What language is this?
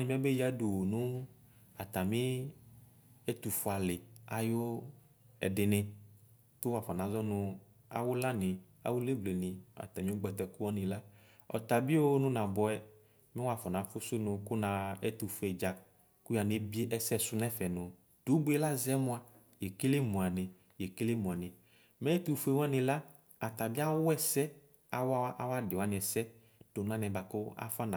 Ikposo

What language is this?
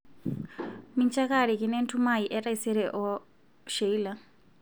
Masai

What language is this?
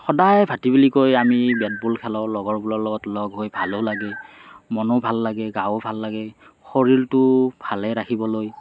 Assamese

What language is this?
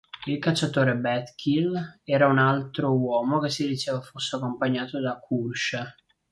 Italian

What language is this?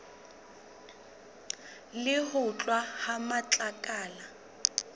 Southern Sotho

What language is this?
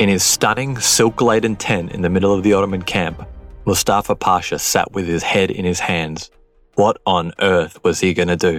English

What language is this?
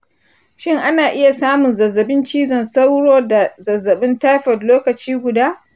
Hausa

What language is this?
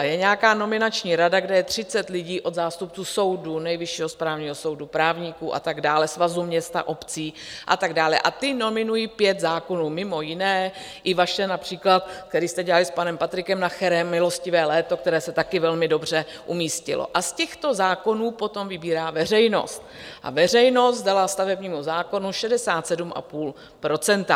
Czech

